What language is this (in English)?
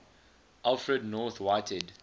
English